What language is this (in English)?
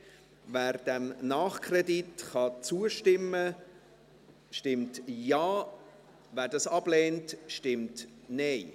Swiss German